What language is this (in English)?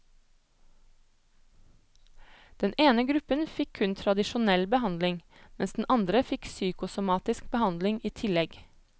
Norwegian